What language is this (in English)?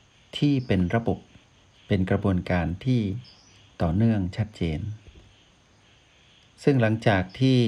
Thai